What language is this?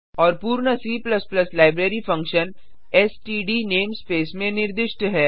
Hindi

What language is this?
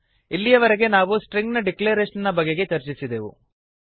Kannada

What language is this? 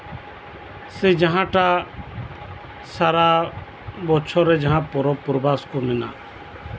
Santali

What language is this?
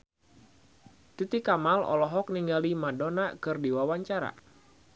Sundanese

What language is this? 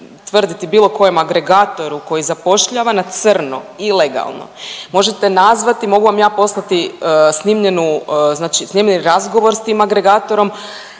Croatian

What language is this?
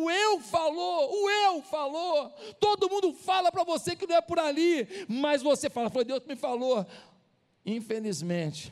Portuguese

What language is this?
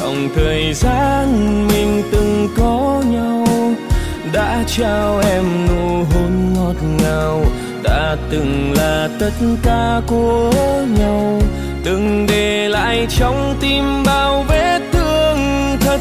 Vietnamese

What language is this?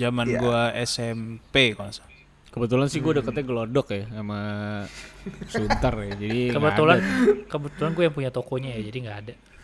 Indonesian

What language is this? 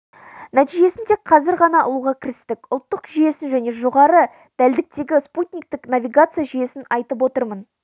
Kazakh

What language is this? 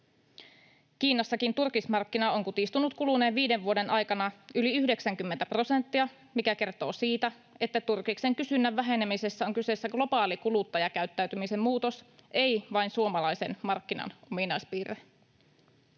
Finnish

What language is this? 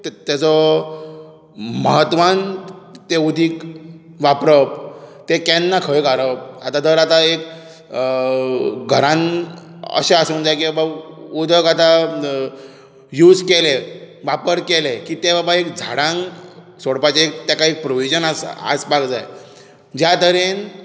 Konkani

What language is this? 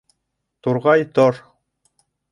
Bashkir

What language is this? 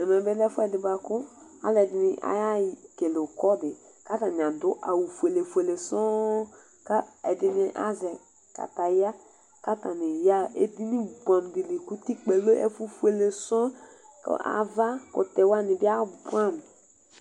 Ikposo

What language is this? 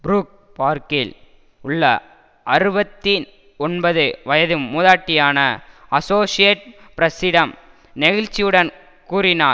Tamil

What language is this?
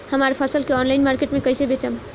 Bhojpuri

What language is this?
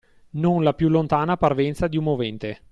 Italian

